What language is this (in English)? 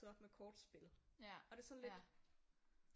Danish